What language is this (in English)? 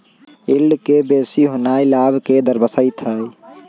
Magahi